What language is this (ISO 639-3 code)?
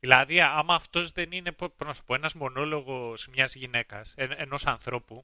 ell